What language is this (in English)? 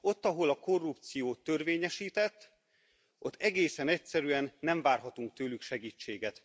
Hungarian